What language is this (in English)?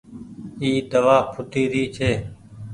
Goaria